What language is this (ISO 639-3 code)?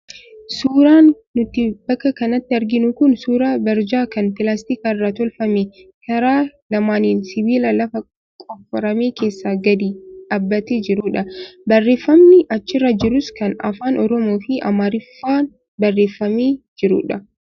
orm